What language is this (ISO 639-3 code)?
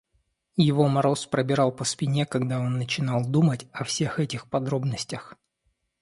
rus